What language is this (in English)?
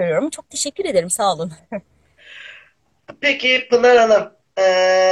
Turkish